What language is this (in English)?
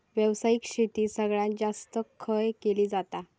Marathi